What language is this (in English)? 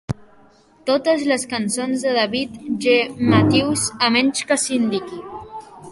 Catalan